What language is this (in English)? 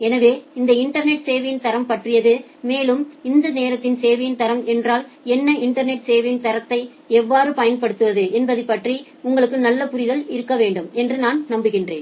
Tamil